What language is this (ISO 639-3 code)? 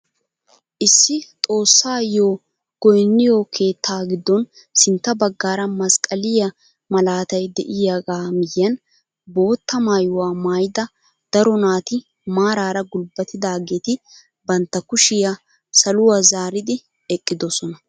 wal